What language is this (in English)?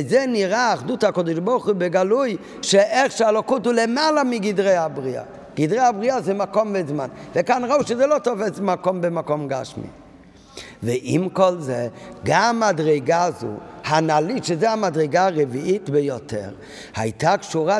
Hebrew